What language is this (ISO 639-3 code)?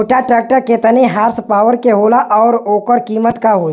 bho